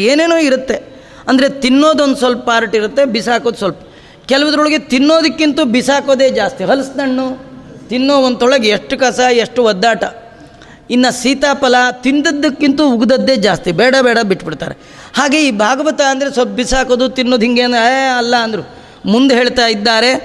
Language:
Kannada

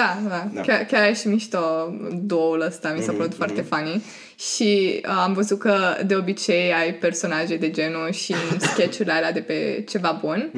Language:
Romanian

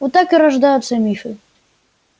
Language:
Russian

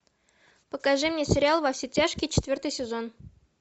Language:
Russian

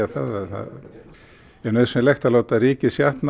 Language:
Icelandic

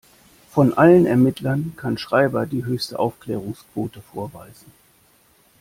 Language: German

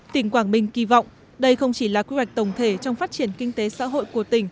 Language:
Vietnamese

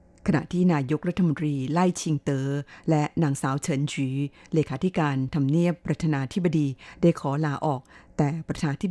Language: Thai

